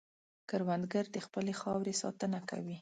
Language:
Pashto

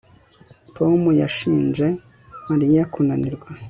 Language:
Kinyarwanda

